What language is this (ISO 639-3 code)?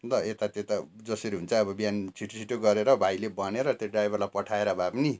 nep